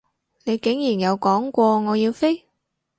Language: Cantonese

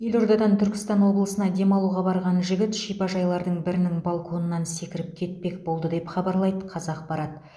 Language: Kazakh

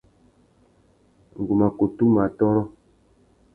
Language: Tuki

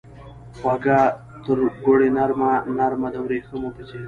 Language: Pashto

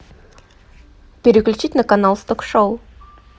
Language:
Russian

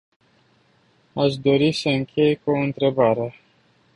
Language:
Romanian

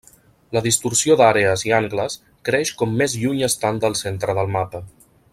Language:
Catalan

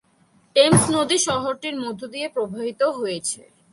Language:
Bangla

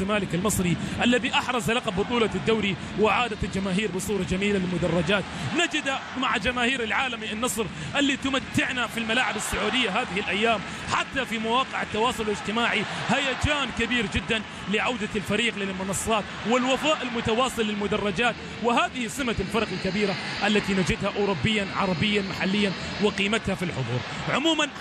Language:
Arabic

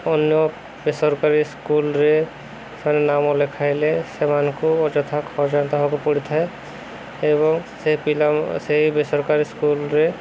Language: Odia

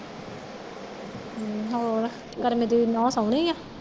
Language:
Punjabi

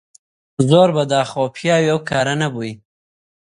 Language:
Central Kurdish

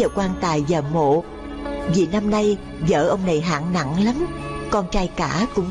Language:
Vietnamese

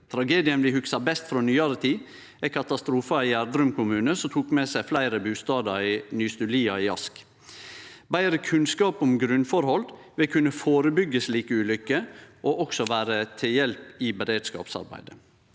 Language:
Norwegian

